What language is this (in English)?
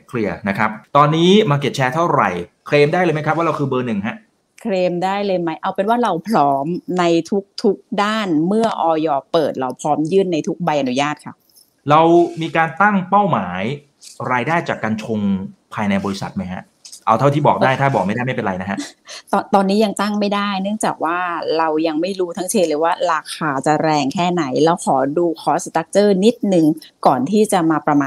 Thai